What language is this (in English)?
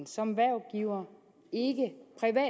Danish